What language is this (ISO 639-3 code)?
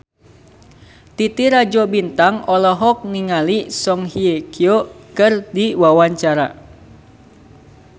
sun